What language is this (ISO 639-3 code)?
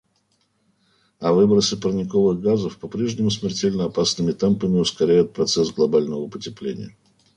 rus